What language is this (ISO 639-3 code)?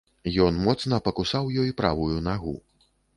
bel